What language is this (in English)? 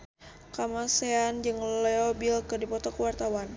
Sundanese